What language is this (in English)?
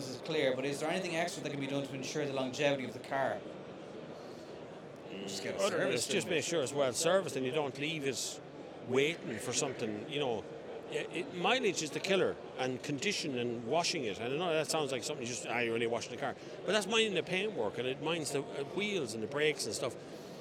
English